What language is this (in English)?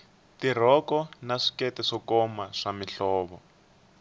Tsonga